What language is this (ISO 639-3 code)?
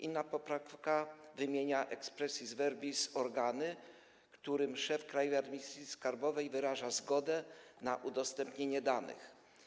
pol